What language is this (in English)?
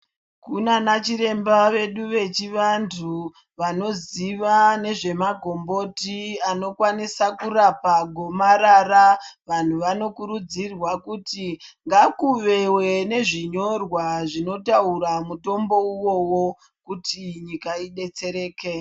Ndau